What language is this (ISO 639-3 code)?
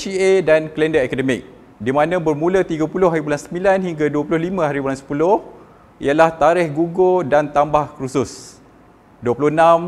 msa